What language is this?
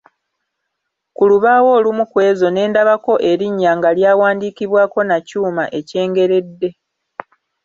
Ganda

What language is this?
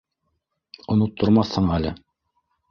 Bashkir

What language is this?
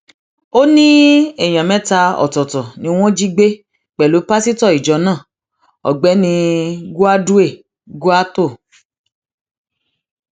Yoruba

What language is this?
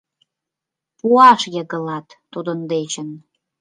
Mari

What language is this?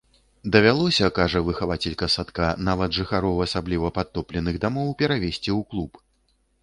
Belarusian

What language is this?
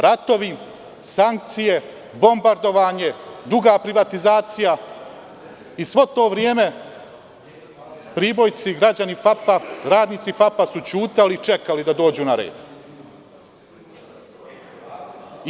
Serbian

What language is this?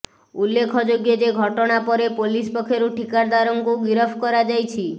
Odia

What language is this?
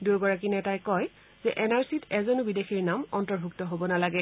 Assamese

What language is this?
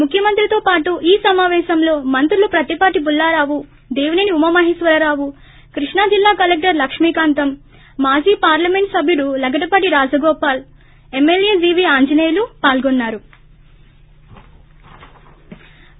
Telugu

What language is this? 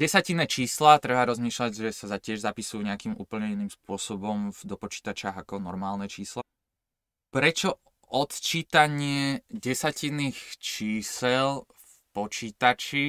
Slovak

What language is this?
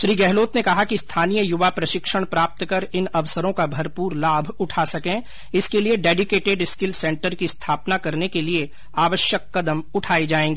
Hindi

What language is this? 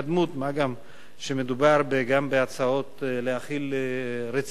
Hebrew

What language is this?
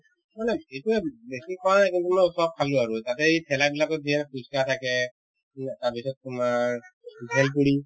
Assamese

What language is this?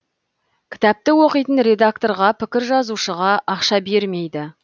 Kazakh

